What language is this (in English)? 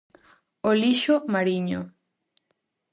Galician